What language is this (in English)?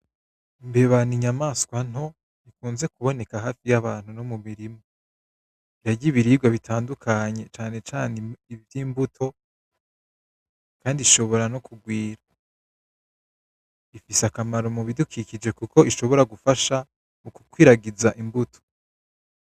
Rundi